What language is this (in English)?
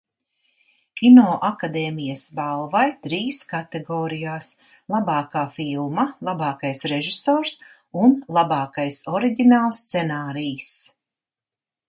Latvian